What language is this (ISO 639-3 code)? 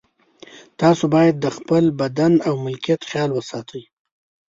pus